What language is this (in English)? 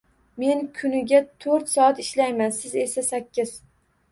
Uzbek